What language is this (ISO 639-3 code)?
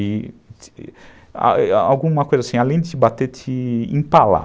por